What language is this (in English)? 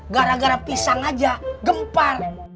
Indonesian